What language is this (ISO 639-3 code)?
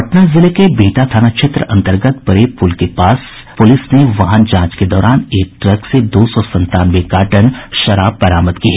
hin